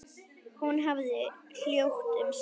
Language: Icelandic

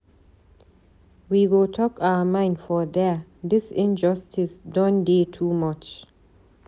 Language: Nigerian Pidgin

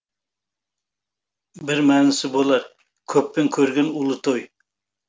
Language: Kazakh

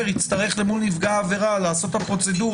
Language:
Hebrew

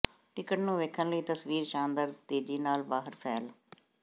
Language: Punjabi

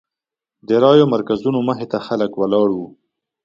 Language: Pashto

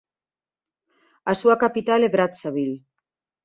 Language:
Galician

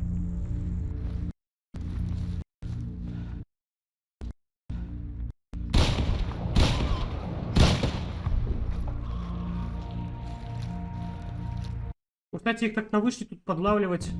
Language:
Russian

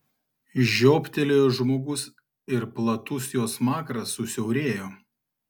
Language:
Lithuanian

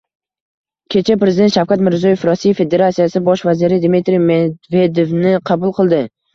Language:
Uzbek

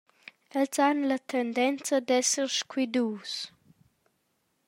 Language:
Romansh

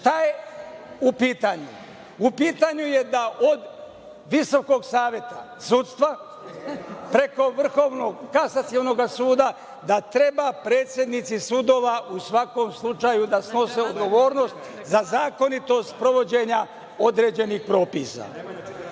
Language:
Serbian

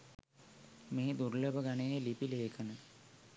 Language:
Sinhala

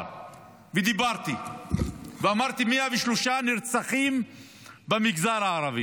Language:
Hebrew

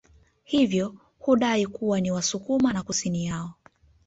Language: Swahili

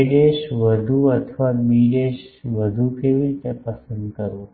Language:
Gujarati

